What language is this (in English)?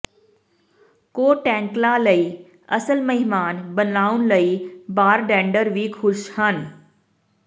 Punjabi